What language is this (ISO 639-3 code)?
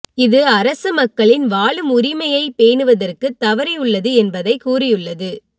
tam